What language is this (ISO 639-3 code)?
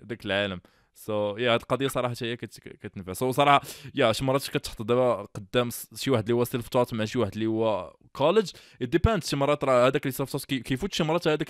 ara